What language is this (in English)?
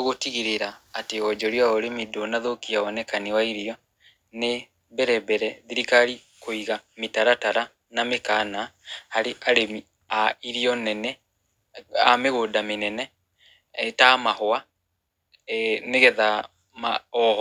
Kikuyu